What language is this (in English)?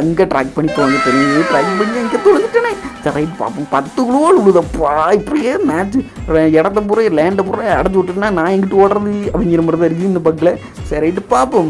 Indonesian